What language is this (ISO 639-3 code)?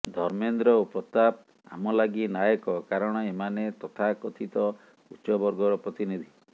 ori